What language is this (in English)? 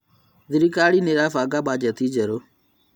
Kikuyu